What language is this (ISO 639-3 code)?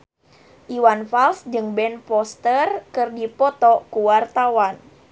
sun